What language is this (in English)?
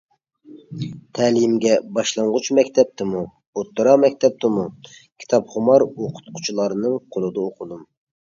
Uyghur